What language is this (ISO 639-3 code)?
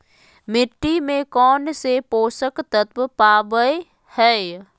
mag